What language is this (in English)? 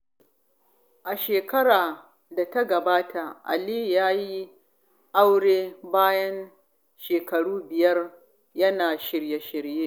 Hausa